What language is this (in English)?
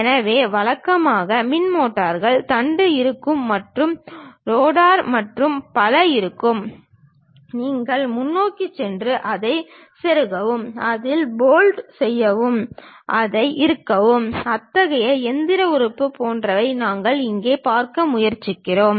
Tamil